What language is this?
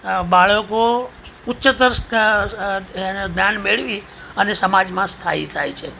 Gujarati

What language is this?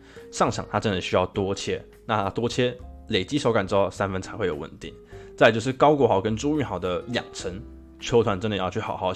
Chinese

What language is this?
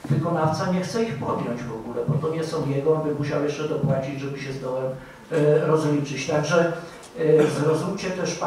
Polish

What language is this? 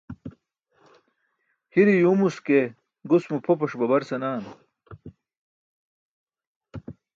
Burushaski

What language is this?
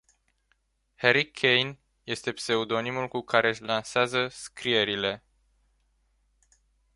Romanian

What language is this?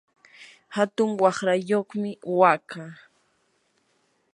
Yanahuanca Pasco Quechua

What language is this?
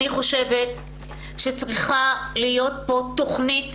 Hebrew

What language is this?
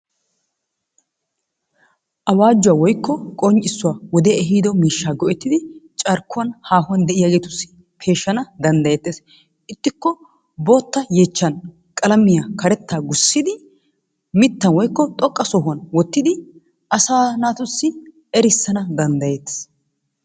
Wolaytta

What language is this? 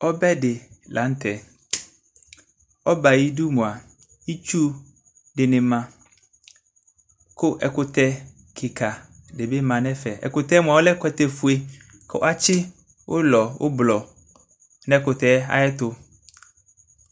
Ikposo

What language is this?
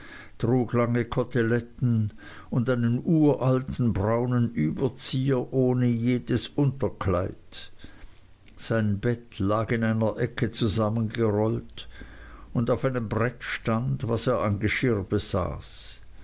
German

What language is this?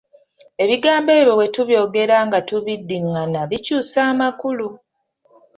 Ganda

